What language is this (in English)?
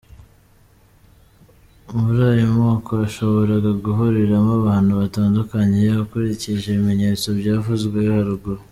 Kinyarwanda